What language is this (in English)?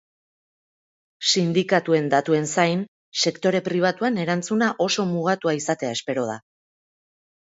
Basque